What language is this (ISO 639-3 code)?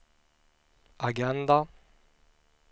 swe